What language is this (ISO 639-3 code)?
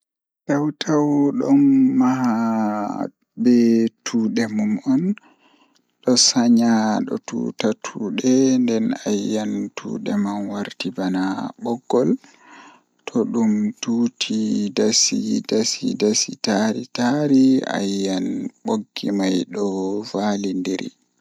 ful